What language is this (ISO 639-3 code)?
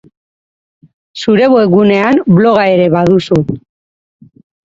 eus